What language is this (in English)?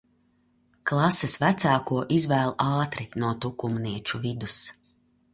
Latvian